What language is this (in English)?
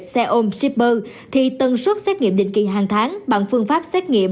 Vietnamese